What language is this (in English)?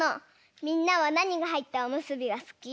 Japanese